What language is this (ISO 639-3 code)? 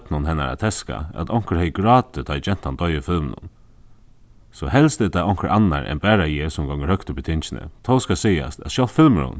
fao